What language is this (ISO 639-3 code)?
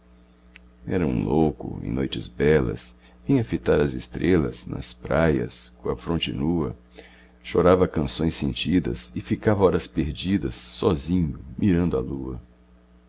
por